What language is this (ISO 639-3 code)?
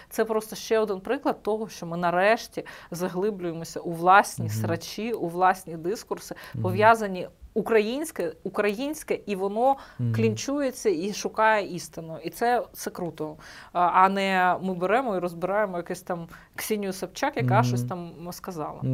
ukr